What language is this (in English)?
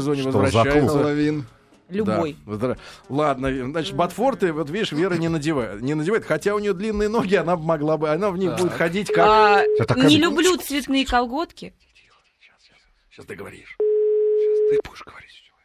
Russian